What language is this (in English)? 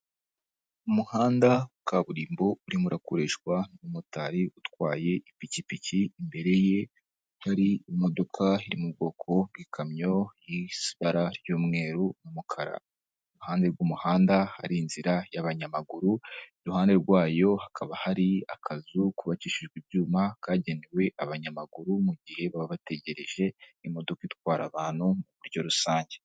Kinyarwanda